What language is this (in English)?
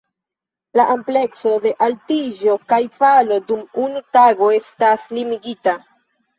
Esperanto